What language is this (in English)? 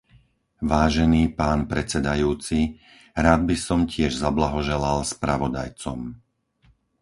Slovak